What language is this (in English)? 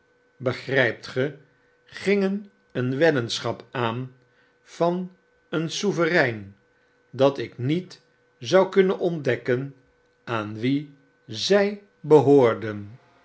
Dutch